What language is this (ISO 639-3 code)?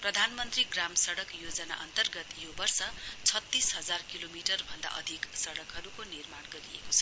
nep